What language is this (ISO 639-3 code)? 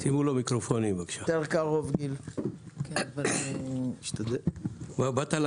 heb